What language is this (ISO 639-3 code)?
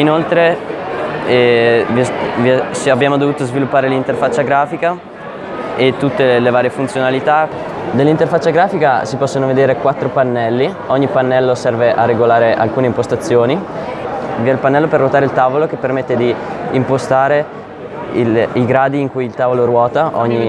ita